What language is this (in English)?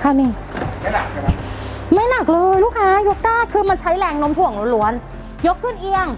Thai